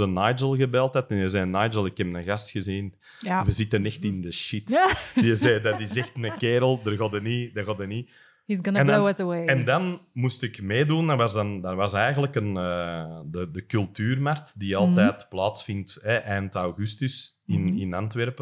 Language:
Dutch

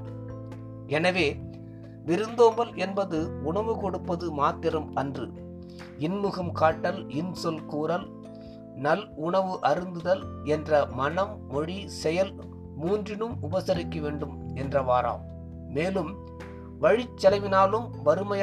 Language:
Tamil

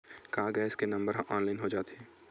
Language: Chhattisgarhi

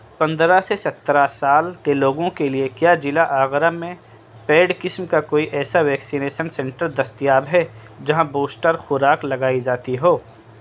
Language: Urdu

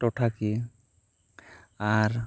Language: Santali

